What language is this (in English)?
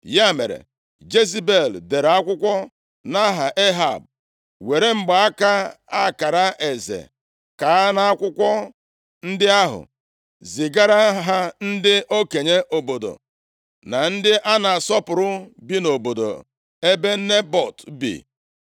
Igbo